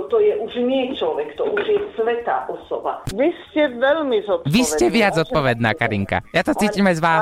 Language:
Slovak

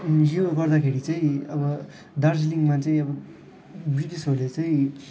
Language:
Nepali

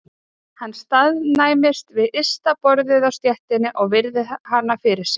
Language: Icelandic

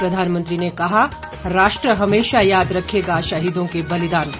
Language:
Hindi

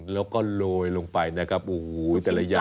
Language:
Thai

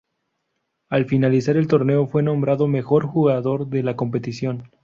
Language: Spanish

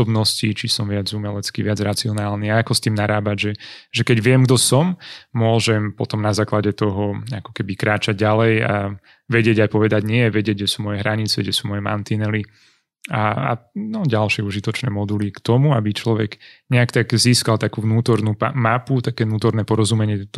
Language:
Slovak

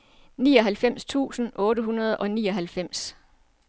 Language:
Danish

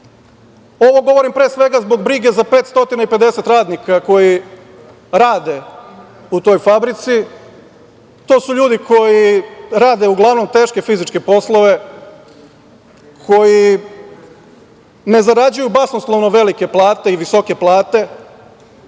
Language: Serbian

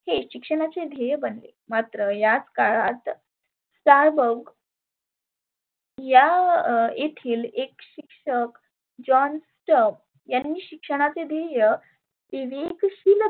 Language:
Marathi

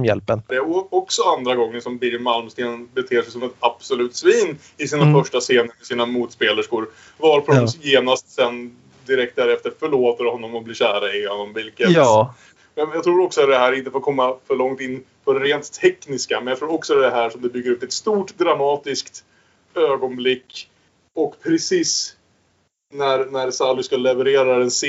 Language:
Swedish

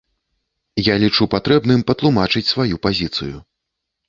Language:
Belarusian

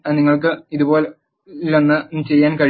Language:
Malayalam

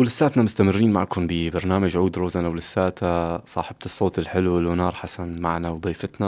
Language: Arabic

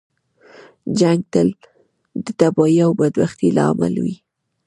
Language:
Pashto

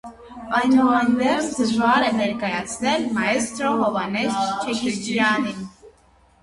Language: Armenian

